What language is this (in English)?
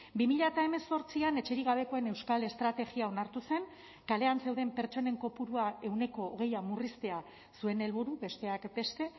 Basque